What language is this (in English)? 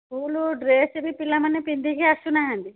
Odia